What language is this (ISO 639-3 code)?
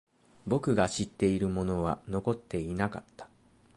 jpn